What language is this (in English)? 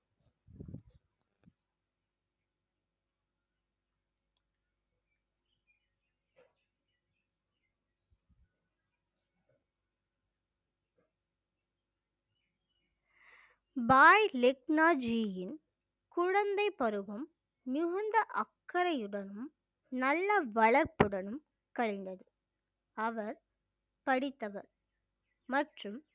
Tamil